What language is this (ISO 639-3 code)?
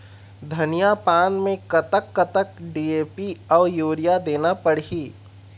hne